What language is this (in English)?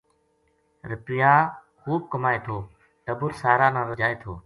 Gujari